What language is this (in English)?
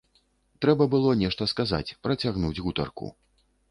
Belarusian